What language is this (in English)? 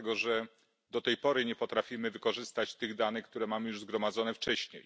Polish